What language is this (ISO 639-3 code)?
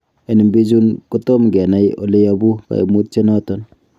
kln